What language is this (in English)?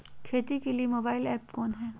Magahi